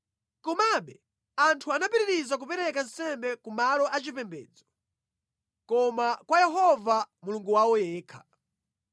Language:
Nyanja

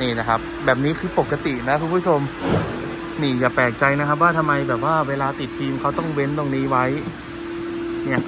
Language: Thai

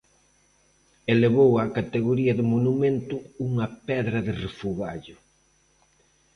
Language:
Galician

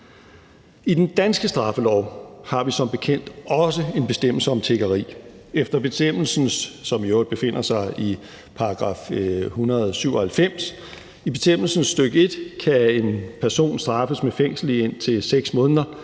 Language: Danish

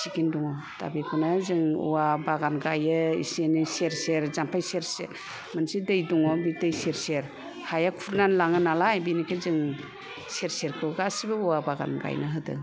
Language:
Bodo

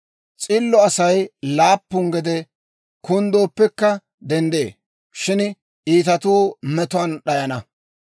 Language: Dawro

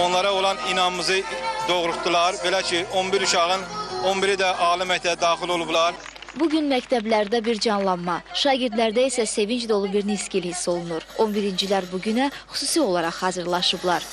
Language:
Turkish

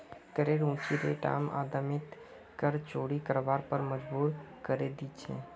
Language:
Magahi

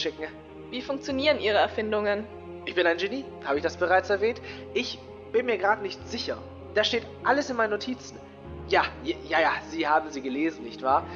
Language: German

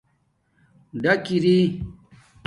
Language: Domaaki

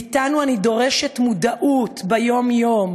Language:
Hebrew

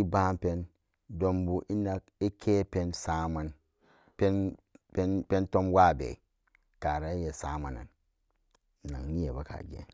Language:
Samba Daka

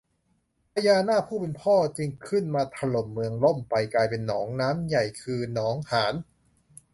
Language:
Thai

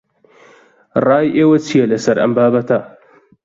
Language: Central Kurdish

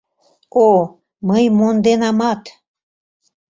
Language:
Mari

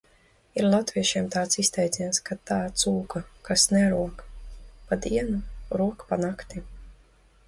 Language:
Latvian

